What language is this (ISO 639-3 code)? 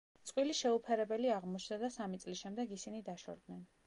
kat